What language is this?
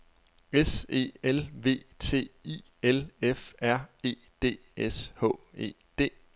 Danish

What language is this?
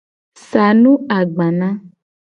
Gen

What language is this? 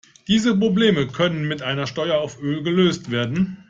German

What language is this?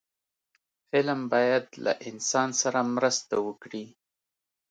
Pashto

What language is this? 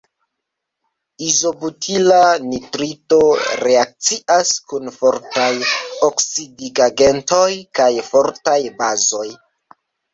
Esperanto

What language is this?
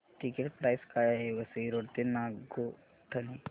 Marathi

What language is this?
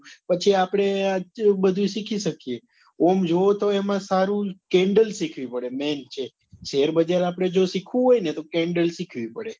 Gujarati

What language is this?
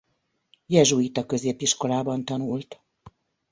Hungarian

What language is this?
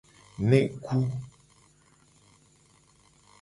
Gen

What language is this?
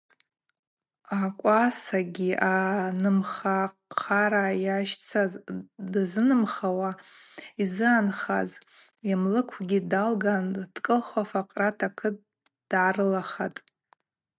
Abaza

